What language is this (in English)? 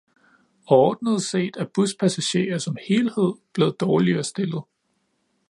Danish